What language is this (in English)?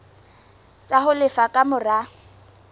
Southern Sotho